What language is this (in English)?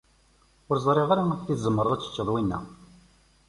Kabyle